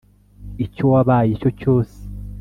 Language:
Kinyarwanda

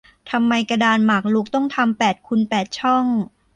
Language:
Thai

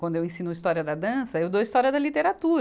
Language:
Portuguese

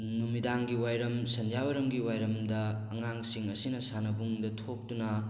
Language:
Manipuri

